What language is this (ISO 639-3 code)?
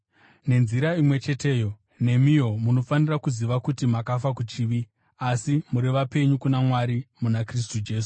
sna